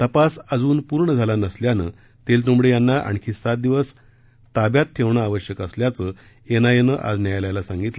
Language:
Marathi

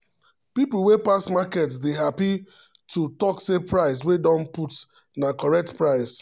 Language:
Nigerian Pidgin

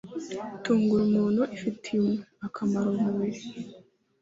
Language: Kinyarwanda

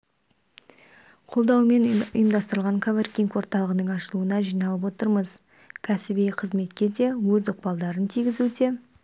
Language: Kazakh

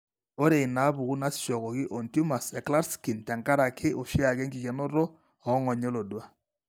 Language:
Masai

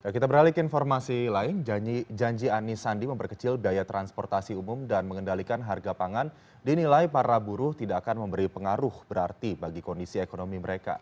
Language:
Indonesian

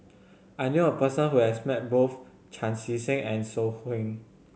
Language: English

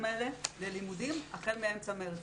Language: Hebrew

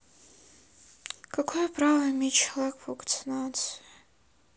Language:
Russian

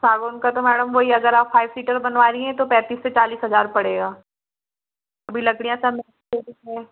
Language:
Hindi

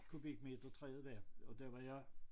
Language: Danish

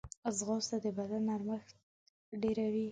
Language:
Pashto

